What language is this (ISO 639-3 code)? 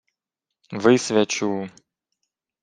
ukr